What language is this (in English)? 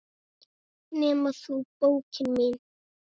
Icelandic